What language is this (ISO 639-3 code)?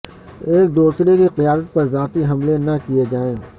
urd